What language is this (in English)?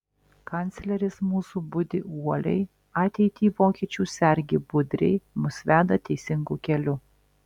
Lithuanian